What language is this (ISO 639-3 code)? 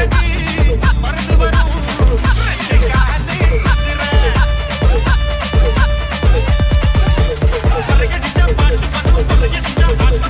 ron